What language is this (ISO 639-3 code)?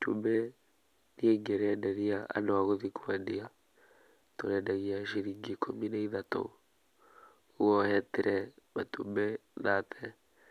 kik